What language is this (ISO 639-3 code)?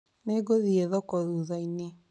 kik